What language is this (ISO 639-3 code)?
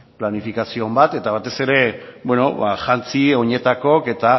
eus